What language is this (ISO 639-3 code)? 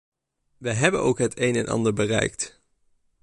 nld